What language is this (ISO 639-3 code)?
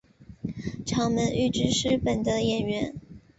zho